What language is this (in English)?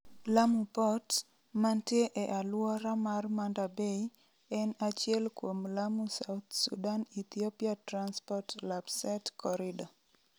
Luo (Kenya and Tanzania)